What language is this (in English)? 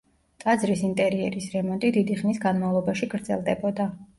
Georgian